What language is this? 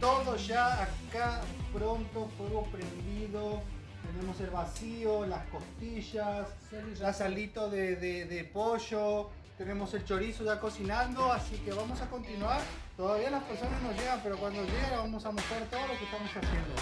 Spanish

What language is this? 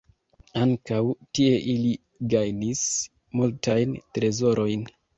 Esperanto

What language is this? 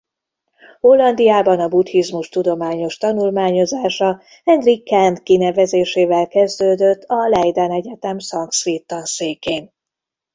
Hungarian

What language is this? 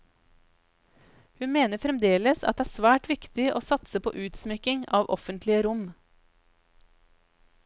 Norwegian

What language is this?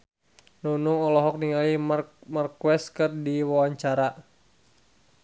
Sundanese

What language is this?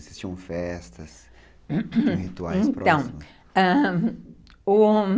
Portuguese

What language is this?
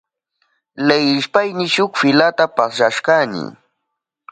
Southern Pastaza Quechua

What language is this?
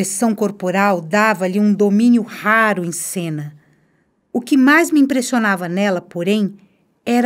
Portuguese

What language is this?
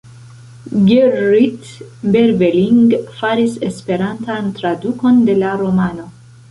Esperanto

